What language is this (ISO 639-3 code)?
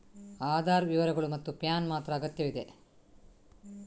kan